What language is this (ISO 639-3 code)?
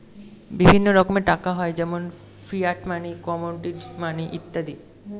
ben